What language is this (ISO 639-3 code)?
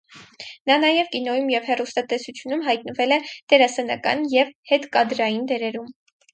hye